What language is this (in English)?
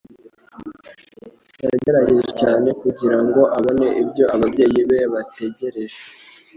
Kinyarwanda